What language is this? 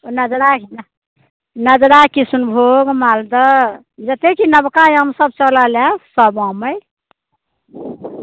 Maithili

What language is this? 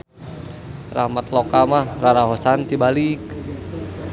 Sundanese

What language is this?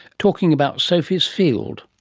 English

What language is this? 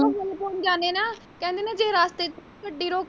Punjabi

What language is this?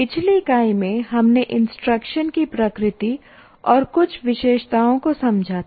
Hindi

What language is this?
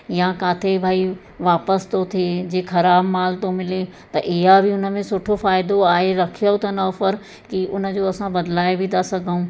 Sindhi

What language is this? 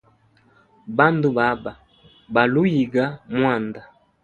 Hemba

